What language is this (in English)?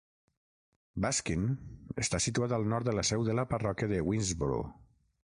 Catalan